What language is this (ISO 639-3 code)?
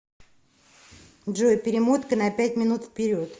rus